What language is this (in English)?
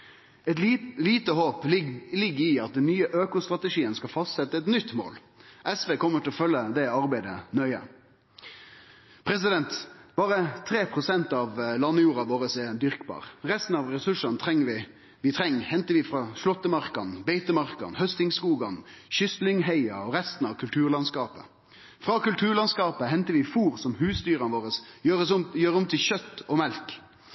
Norwegian Nynorsk